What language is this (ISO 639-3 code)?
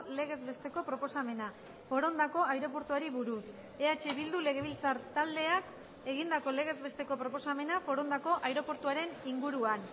eus